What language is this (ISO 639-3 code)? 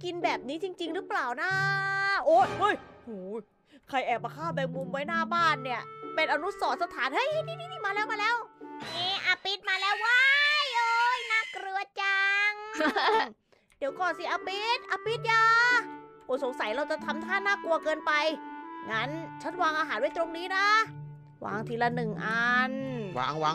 tha